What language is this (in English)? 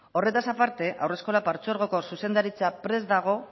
Basque